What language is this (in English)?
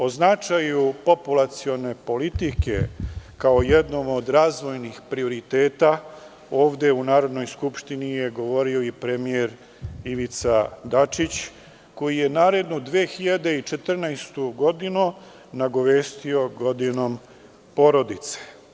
Serbian